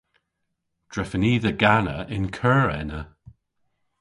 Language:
Cornish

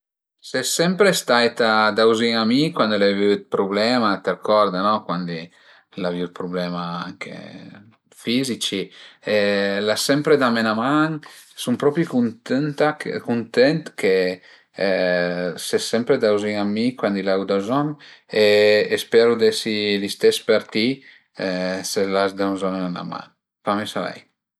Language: Piedmontese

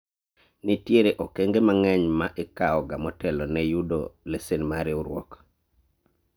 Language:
Luo (Kenya and Tanzania)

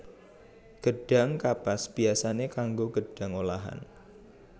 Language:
Javanese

